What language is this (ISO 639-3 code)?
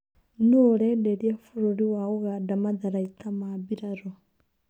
kik